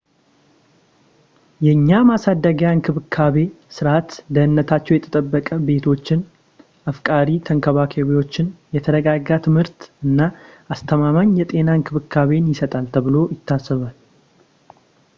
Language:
Amharic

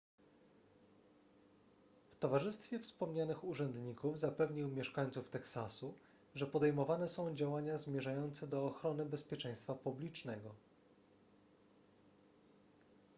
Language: Polish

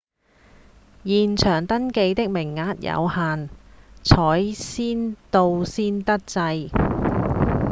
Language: Cantonese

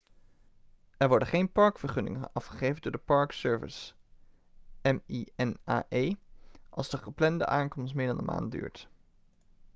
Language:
Dutch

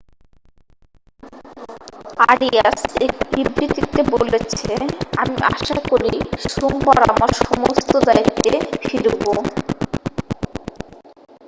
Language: Bangla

